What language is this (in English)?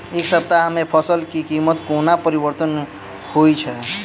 Maithili